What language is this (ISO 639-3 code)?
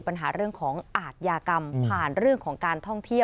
tha